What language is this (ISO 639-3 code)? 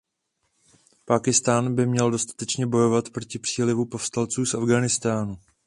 ces